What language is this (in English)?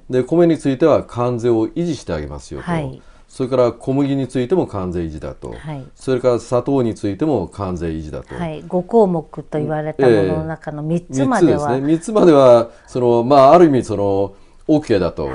Japanese